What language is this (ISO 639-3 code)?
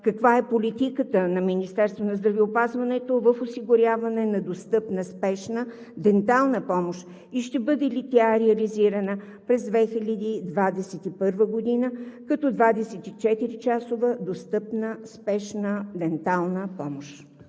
bul